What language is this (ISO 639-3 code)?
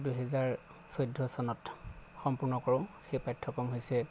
asm